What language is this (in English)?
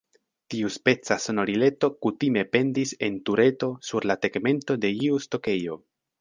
Esperanto